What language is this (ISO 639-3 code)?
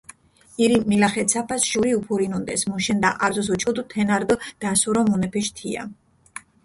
xmf